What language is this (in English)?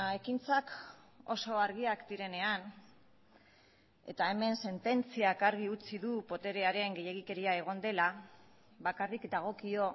Basque